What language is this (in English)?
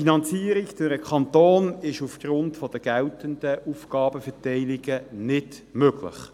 Swiss German